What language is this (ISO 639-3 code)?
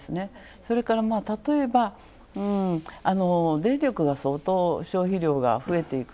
jpn